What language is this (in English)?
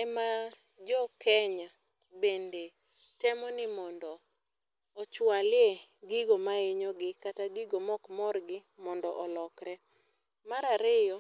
Luo (Kenya and Tanzania)